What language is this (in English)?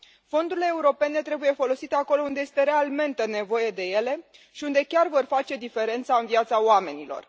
Romanian